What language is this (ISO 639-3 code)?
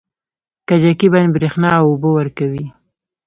pus